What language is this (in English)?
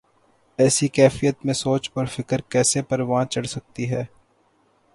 Urdu